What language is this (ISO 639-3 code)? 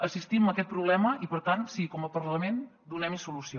cat